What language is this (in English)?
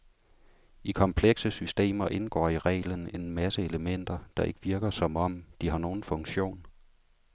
Danish